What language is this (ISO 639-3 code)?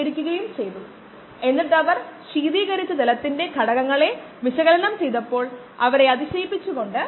mal